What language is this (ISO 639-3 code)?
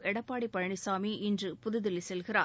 tam